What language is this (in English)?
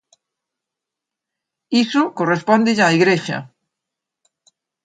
Galician